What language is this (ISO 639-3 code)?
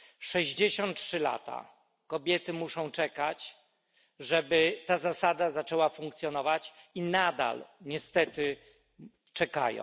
pol